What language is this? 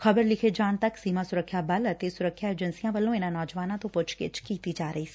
Punjabi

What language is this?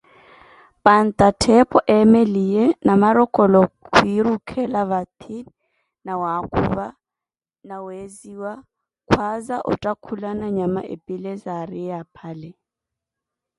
Koti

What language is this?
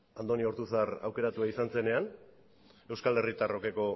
Basque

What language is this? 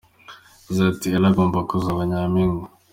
Kinyarwanda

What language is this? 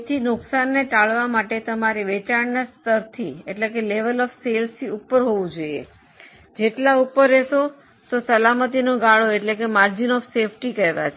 Gujarati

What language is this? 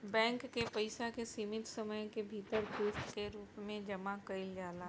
Bhojpuri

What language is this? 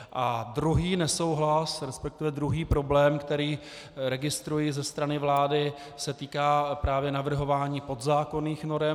Czech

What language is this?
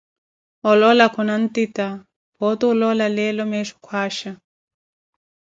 Koti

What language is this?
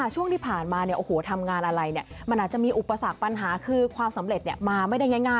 Thai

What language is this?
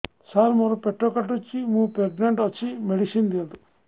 Odia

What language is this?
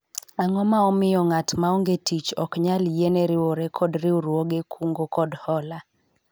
Luo (Kenya and Tanzania)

